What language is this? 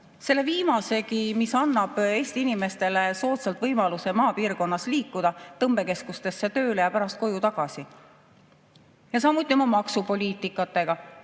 Estonian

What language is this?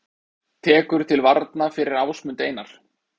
Icelandic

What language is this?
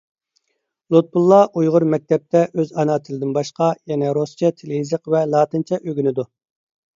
Uyghur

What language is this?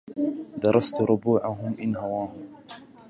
Arabic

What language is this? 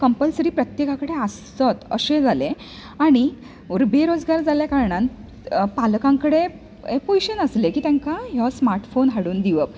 Konkani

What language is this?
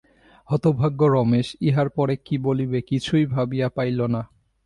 Bangla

